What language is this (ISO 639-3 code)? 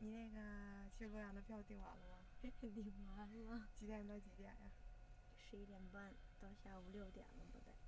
zho